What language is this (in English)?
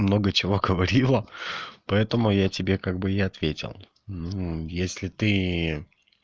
Russian